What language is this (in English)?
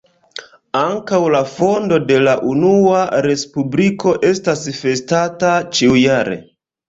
Esperanto